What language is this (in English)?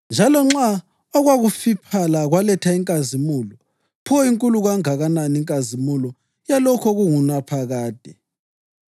North Ndebele